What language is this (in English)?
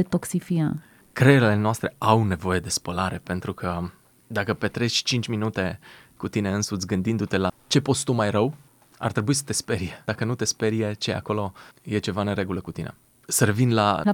Romanian